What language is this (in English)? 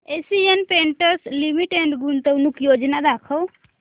Marathi